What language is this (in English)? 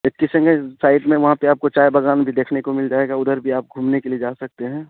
Urdu